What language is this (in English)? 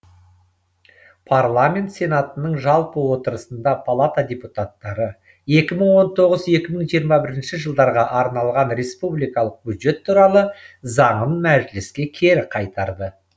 Kazakh